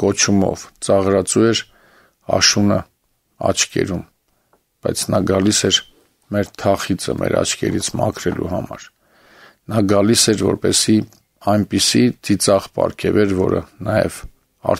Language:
Romanian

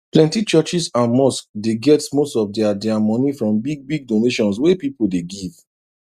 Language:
Nigerian Pidgin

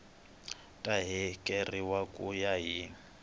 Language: Tsonga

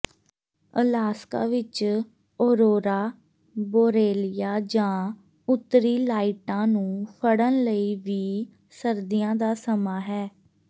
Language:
Punjabi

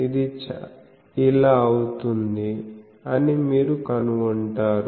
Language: Telugu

